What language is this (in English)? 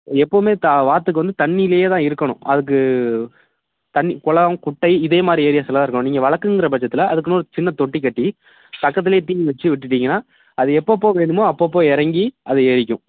Tamil